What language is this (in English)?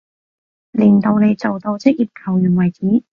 Cantonese